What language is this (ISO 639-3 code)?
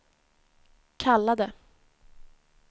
swe